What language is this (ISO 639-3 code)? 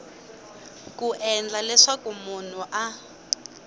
tso